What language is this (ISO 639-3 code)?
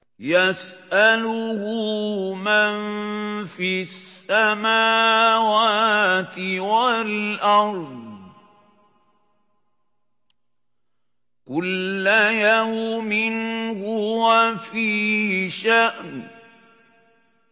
ara